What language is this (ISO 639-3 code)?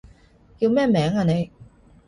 yue